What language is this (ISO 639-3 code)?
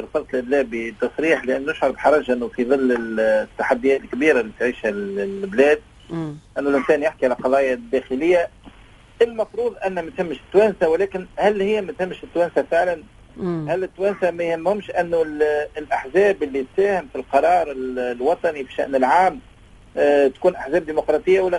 ara